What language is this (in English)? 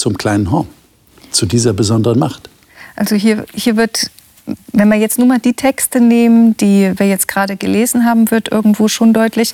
German